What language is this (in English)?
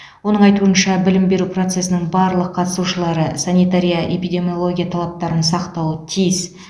Kazakh